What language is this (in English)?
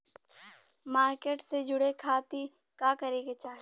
Bhojpuri